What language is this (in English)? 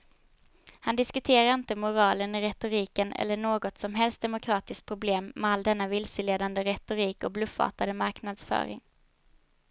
Swedish